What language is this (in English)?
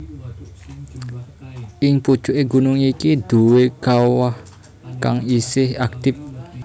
Javanese